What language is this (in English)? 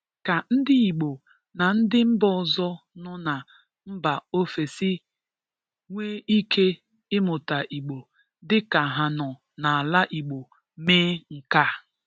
Igbo